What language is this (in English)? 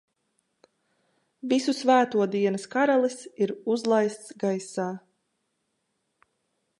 Latvian